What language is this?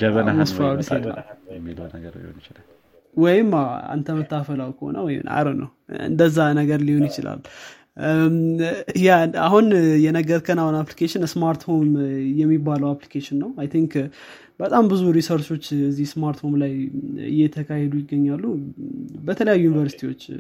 Amharic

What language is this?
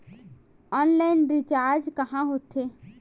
Chhattisgarhi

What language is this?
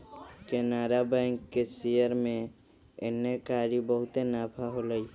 Magahi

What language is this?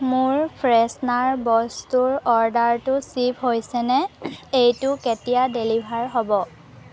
Assamese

